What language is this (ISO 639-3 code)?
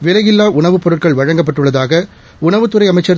tam